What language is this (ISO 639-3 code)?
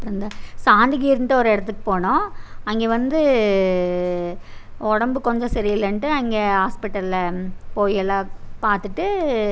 tam